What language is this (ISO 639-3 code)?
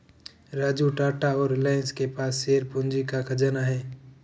hin